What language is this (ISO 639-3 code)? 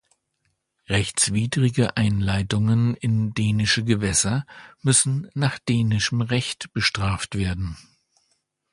deu